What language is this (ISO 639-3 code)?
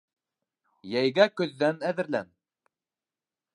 bak